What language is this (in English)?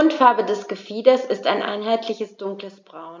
German